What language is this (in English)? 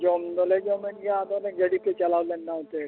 Santali